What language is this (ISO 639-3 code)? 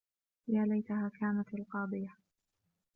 ara